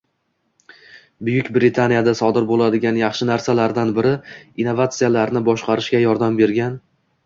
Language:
Uzbek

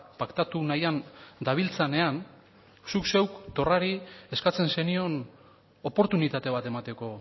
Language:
Basque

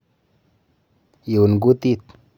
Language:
Kalenjin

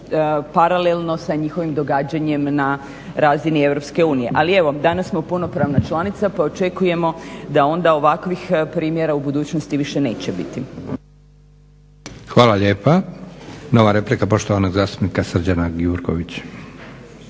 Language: Croatian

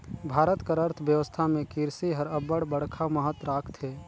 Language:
Chhattisgarhi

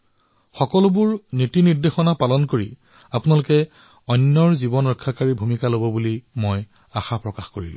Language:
Assamese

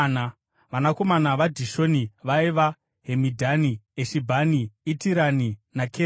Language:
Shona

